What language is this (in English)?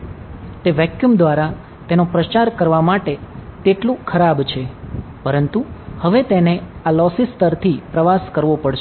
Gujarati